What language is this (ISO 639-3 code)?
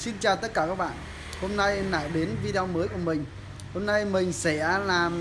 vie